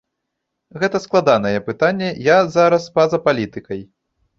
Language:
Belarusian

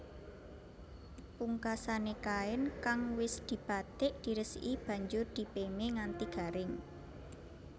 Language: Javanese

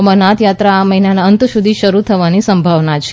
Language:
Gujarati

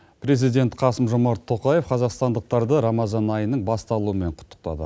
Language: Kazakh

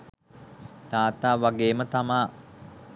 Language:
Sinhala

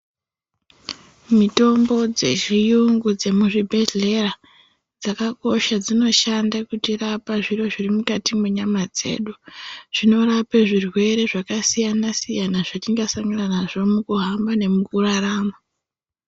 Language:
Ndau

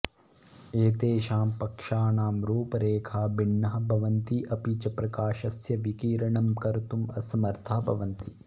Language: Sanskrit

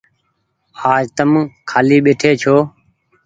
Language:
Goaria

